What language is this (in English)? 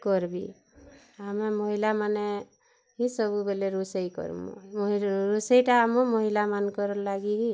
Odia